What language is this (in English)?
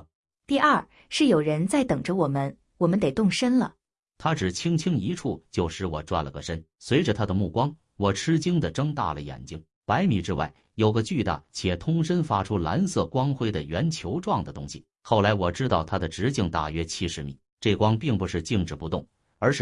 Chinese